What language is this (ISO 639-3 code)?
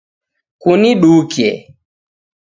dav